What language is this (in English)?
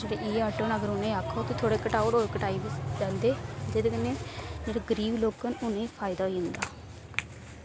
Dogri